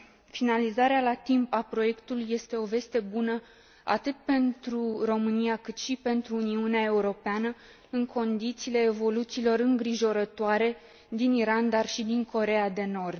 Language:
Romanian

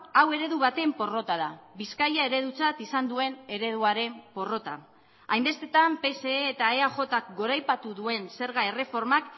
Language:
Basque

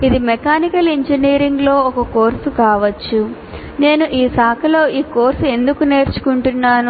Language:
Telugu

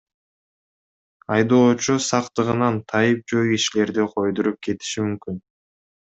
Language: Kyrgyz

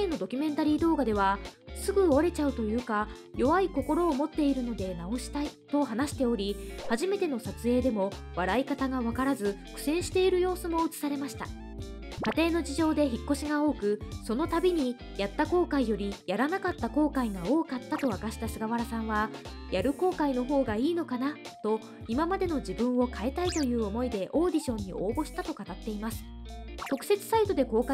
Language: Japanese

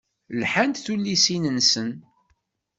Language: Kabyle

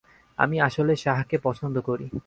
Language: Bangla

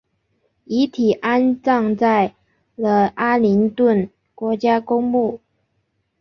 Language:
Chinese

